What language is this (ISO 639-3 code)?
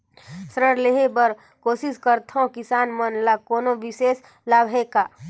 hne